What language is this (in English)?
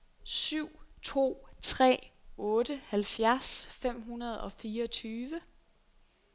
Danish